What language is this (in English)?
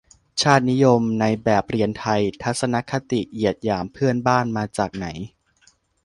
Thai